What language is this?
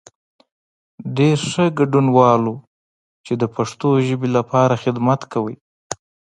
Pashto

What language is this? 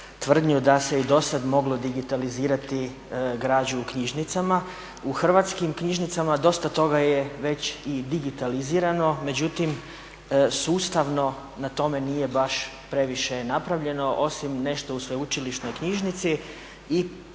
Croatian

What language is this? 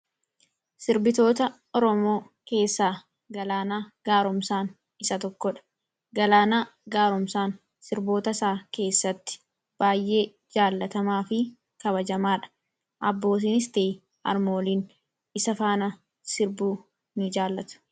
Oromo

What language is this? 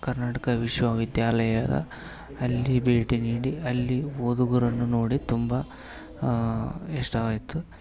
Kannada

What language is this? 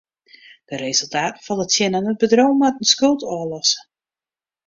Western Frisian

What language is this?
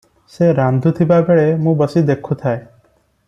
Odia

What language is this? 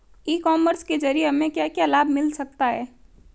Hindi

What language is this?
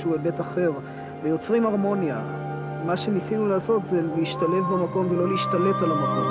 Hebrew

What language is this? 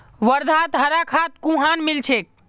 Magahi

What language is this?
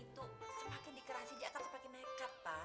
Indonesian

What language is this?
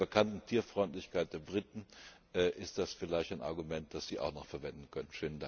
German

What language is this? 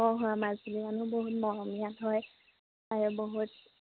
Assamese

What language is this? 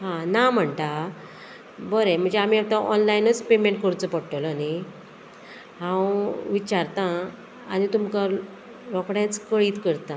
Konkani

